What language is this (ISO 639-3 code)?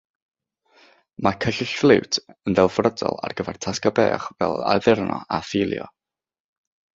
cym